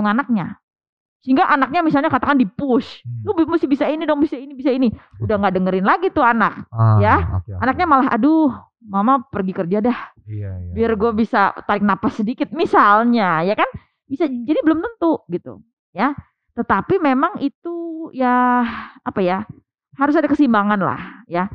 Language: Indonesian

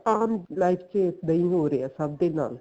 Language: Punjabi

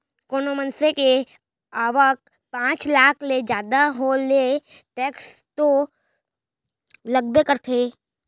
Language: Chhattisgarhi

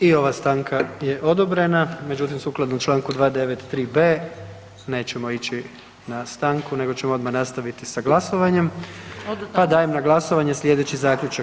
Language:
Croatian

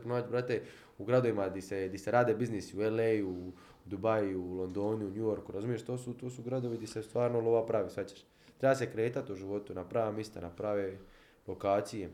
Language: Croatian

